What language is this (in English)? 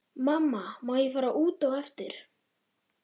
Icelandic